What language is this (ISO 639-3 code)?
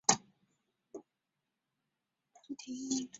zho